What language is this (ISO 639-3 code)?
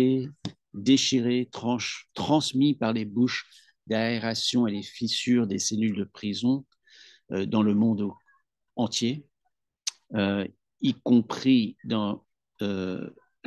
fra